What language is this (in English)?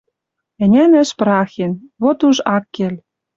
Western Mari